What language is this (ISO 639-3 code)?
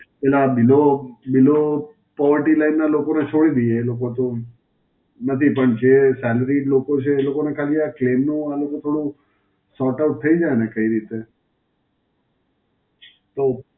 guj